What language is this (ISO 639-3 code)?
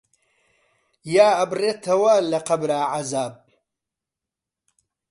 ckb